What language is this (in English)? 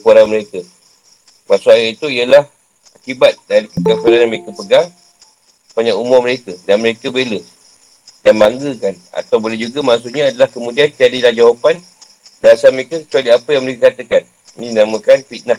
Malay